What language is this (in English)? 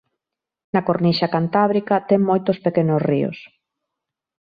Galician